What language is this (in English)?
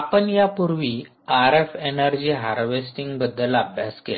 Marathi